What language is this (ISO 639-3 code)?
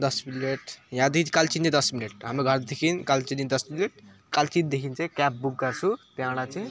nep